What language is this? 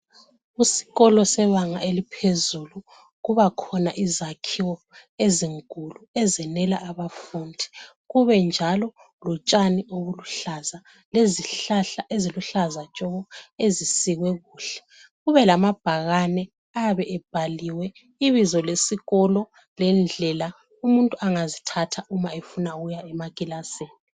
North Ndebele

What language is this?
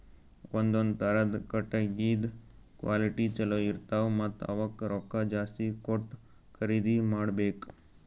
Kannada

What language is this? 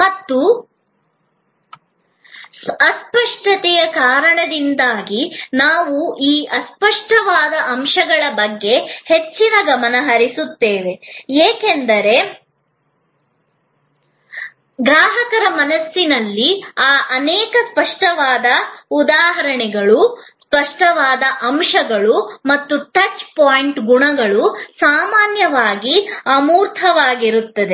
Kannada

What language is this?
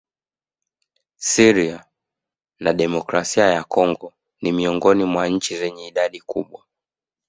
Swahili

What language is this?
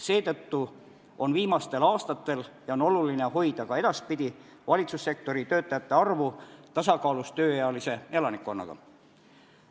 Estonian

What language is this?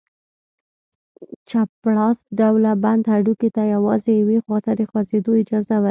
Pashto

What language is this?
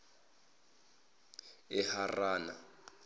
Zulu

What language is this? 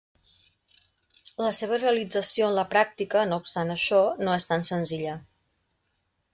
Catalan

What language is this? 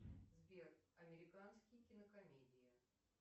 Russian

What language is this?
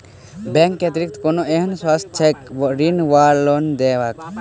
Maithili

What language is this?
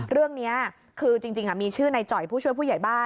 Thai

